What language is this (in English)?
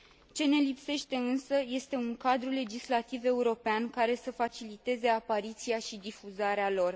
Romanian